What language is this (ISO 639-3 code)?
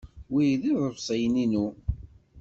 kab